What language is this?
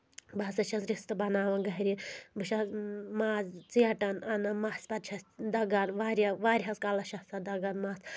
Kashmiri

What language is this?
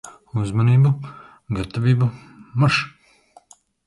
Latvian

